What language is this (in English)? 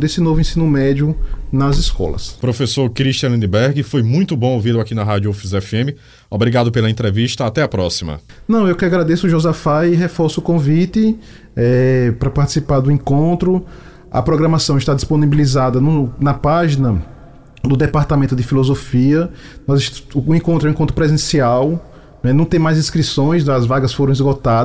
Portuguese